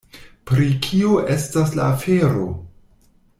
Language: Esperanto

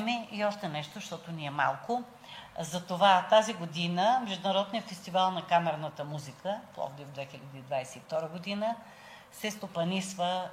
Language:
Bulgarian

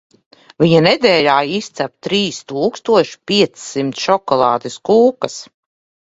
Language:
Latvian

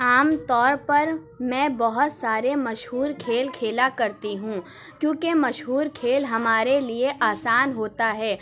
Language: Urdu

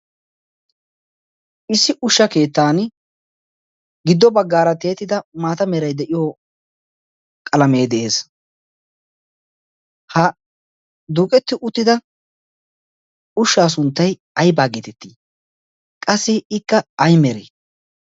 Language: Wolaytta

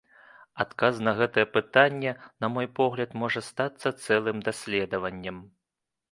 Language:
Belarusian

